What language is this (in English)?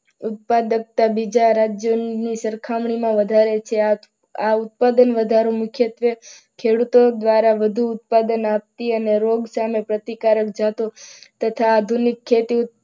Gujarati